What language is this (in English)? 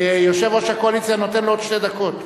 Hebrew